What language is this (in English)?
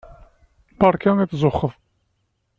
Kabyle